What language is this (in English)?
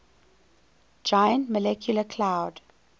English